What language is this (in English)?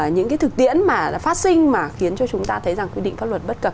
Vietnamese